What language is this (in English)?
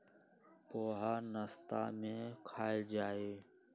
Magahi